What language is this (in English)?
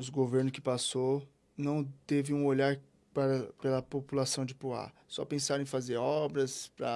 Portuguese